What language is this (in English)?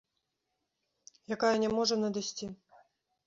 Belarusian